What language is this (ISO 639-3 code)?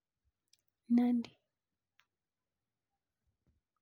kln